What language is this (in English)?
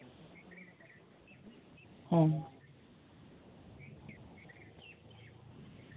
Santali